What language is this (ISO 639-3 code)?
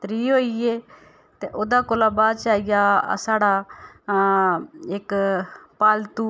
doi